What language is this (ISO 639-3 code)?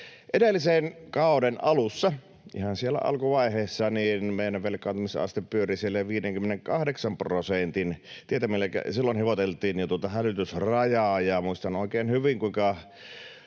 fin